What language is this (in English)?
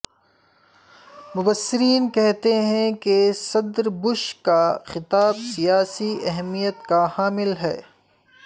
Urdu